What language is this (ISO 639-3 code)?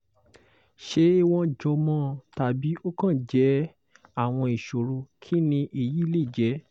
yor